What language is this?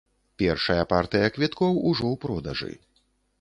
Belarusian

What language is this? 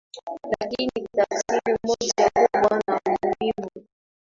Swahili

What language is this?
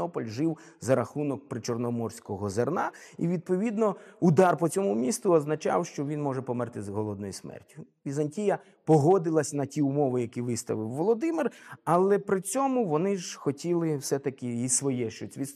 Ukrainian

